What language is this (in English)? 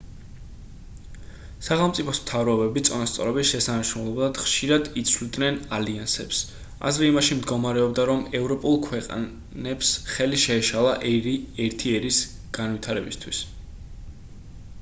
Georgian